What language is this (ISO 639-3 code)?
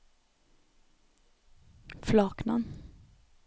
nor